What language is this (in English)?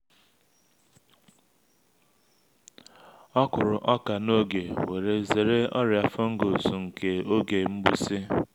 Igbo